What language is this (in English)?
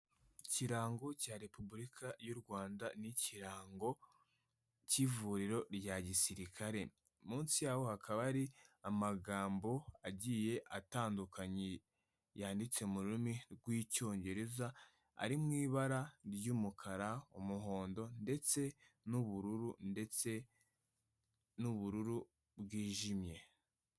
Kinyarwanda